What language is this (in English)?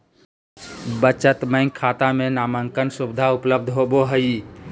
Magahi